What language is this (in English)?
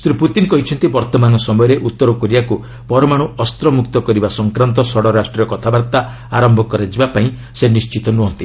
Odia